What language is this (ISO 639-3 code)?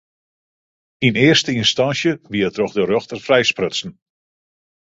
fry